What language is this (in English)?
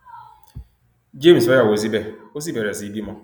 Yoruba